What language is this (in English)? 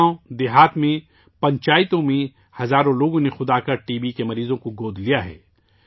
Urdu